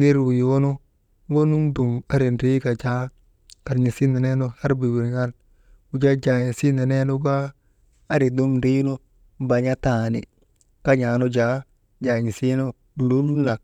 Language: Maba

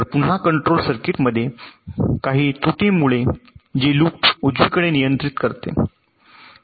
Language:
Marathi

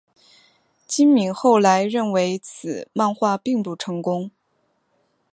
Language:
Chinese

